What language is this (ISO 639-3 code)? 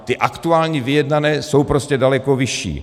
ces